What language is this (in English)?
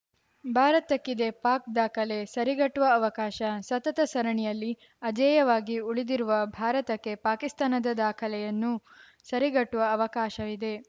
Kannada